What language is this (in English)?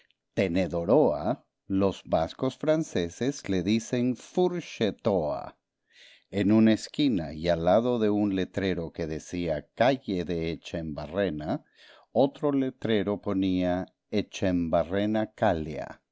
Spanish